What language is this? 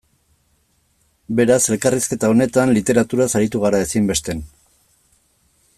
Basque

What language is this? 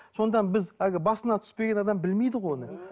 Kazakh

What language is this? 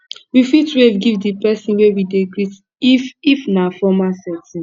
Nigerian Pidgin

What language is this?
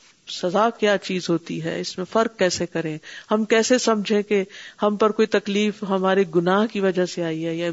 Urdu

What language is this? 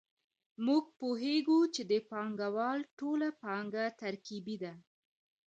Pashto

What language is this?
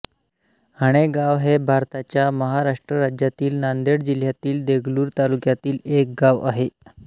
Marathi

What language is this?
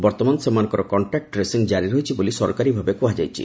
Odia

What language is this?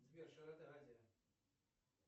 Russian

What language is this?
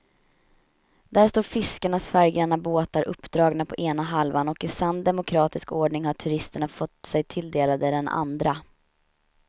Swedish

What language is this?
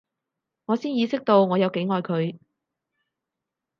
Cantonese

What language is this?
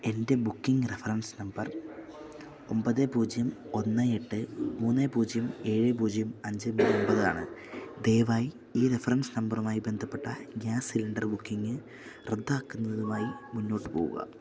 Malayalam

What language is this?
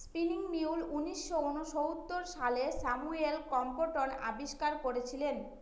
Bangla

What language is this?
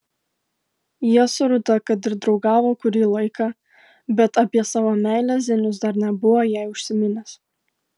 Lithuanian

